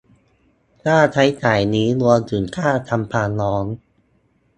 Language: Thai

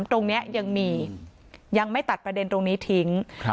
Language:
Thai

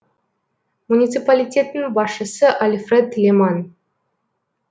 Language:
Kazakh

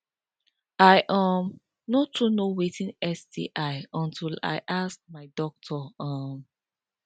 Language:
Nigerian Pidgin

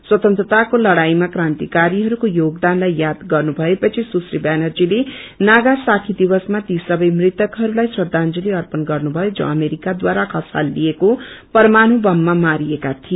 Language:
Nepali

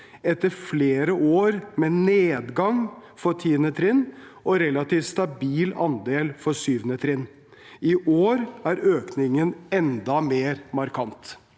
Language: Norwegian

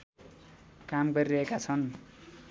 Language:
Nepali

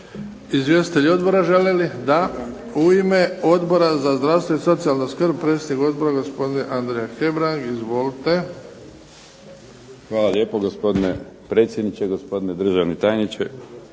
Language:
Croatian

